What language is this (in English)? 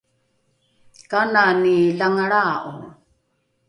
Rukai